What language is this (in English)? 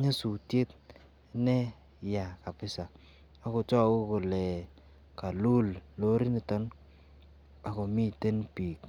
Kalenjin